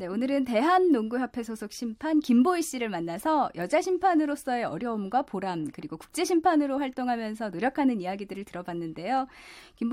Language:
Korean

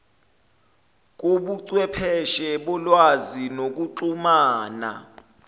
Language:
Zulu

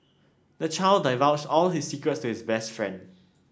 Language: English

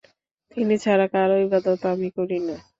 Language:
Bangla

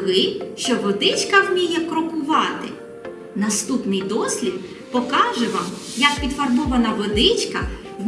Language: Ukrainian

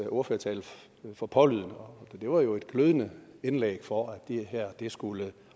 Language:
Danish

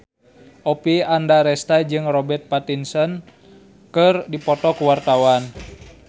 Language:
Sundanese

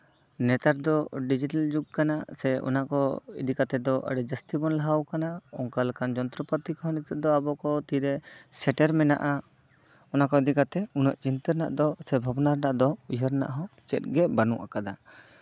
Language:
Santali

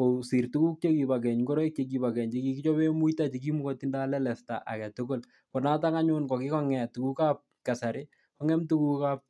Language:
Kalenjin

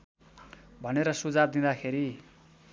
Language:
Nepali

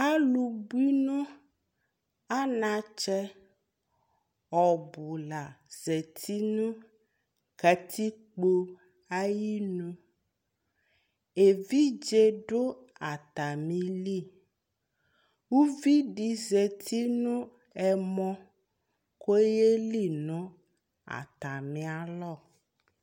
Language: Ikposo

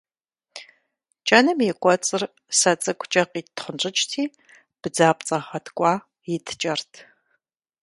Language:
Kabardian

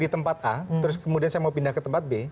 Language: Indonesian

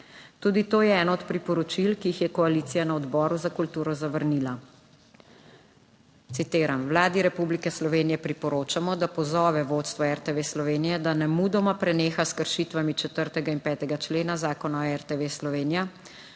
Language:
Slovenian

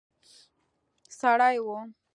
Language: Pashto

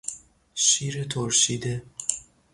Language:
Persian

